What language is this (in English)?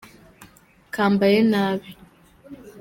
Kinyarwanda